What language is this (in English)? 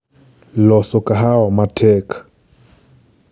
Luo (Kenya and Tanzania)